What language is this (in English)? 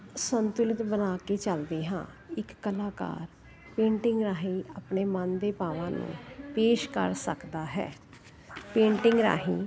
Punjabi